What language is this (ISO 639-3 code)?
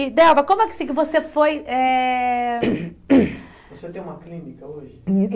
por